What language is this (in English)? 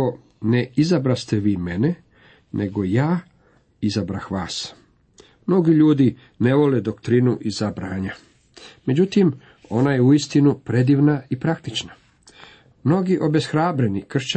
Croatian